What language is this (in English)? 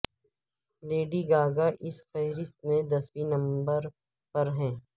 Urdu